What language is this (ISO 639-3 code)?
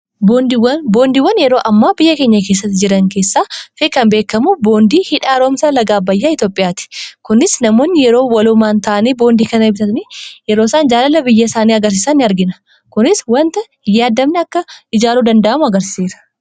orm